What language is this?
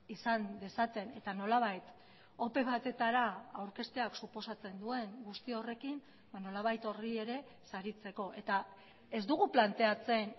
Basque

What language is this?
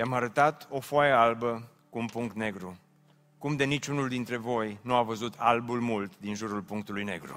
Romanian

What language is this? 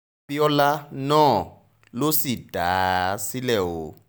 Yoruba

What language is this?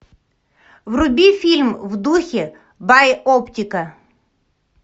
Russian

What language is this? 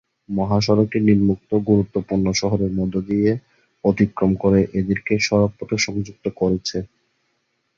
Bangla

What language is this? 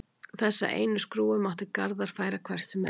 Icelandic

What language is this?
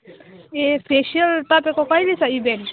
Nepali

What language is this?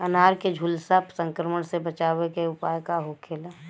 Bhojpuri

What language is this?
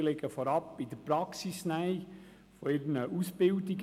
Swiss German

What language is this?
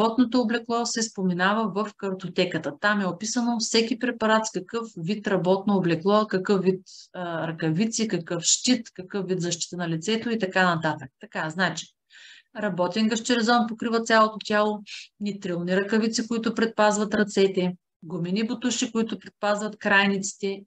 Bulgarian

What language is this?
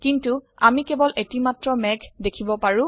Assamese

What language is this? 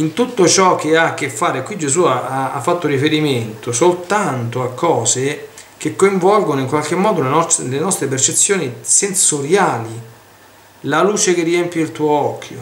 Italian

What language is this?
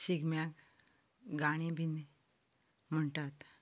Konkani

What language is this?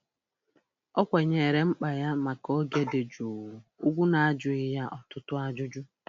Igbo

